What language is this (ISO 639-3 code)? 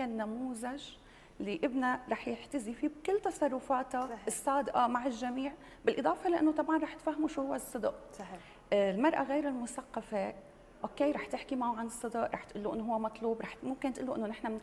ara